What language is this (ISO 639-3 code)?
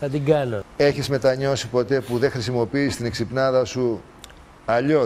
ell